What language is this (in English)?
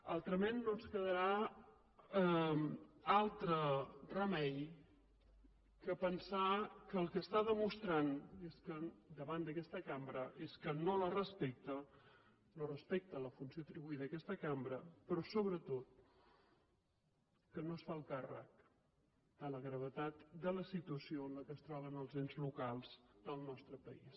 Catalan